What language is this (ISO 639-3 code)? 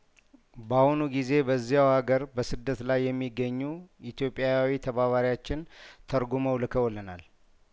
amh